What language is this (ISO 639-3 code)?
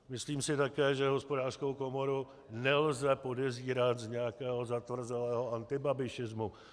ces